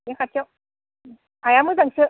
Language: Bodo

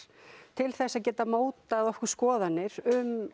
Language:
Icelandic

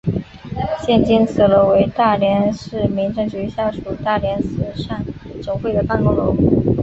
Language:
Chinese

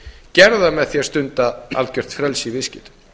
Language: Icelandic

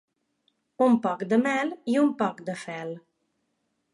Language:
Catalan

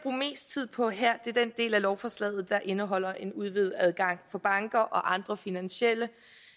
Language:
Danish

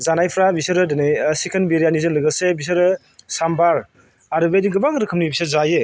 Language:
Bodo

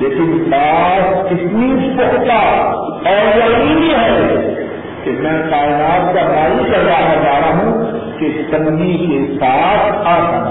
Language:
Urdu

